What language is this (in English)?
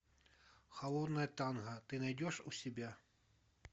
Russian